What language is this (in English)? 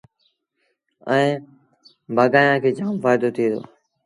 Sindhi Bhil